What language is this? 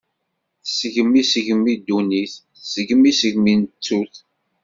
Kabyle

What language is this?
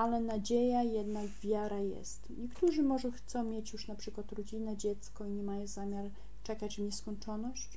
Polish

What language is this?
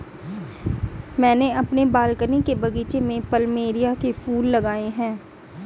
Hindi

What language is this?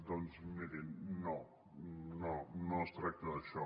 Catalan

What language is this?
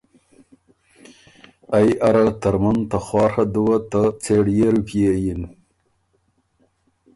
Ormuri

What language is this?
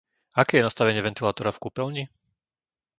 Slovak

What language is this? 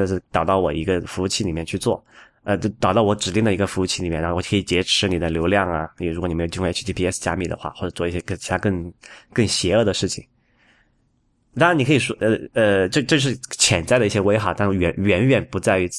Chinese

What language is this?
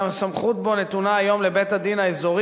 Hebrew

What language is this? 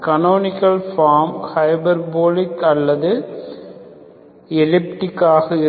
Tamil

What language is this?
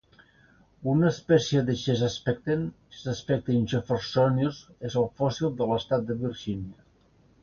Catalan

